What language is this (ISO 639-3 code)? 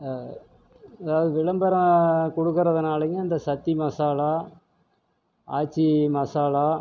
tam